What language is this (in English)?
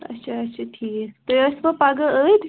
Kashmiri